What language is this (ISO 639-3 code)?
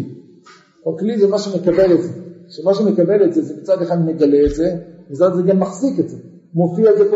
heb